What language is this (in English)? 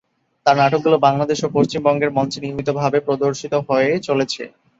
Bangla